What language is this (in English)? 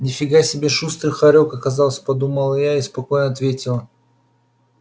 Russian